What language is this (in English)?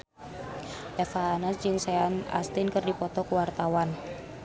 Sundanese